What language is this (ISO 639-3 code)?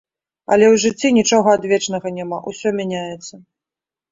bel